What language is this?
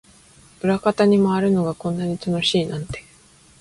Japanese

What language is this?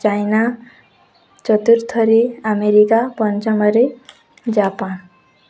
Odia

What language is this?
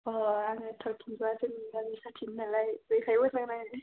Bodo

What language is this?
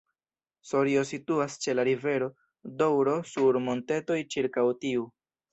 Esperanto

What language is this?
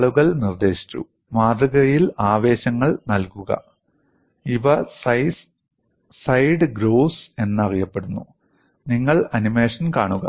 Malayalam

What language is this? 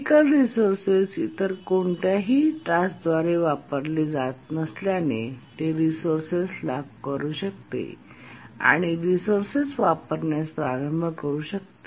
Marathi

